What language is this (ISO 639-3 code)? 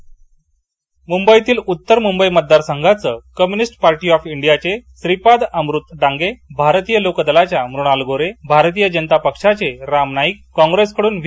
mar